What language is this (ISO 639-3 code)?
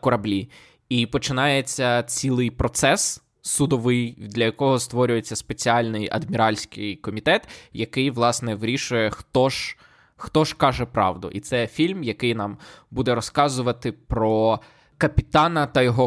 ukr